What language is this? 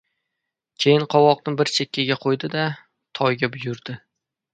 Uzbek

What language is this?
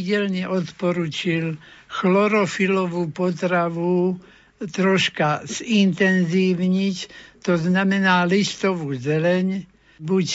Slovak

